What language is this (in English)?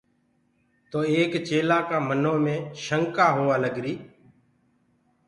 Gurgula